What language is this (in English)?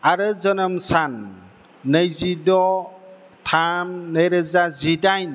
Bodo